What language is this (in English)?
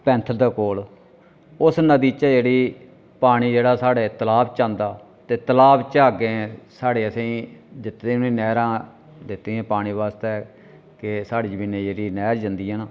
Dogri